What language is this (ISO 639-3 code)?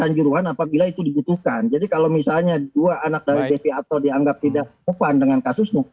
ind